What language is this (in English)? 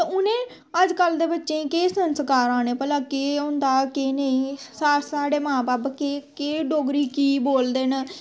Dogri